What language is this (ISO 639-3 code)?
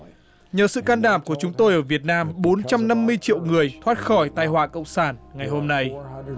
vie